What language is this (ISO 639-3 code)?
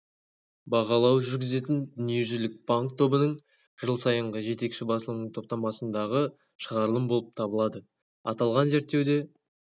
kaz